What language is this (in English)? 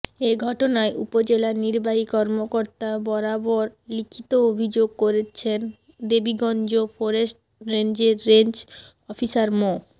Bangla